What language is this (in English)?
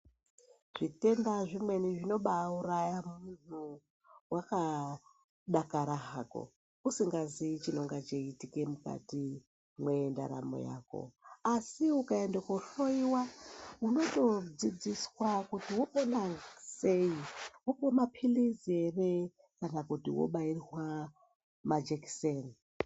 Ndau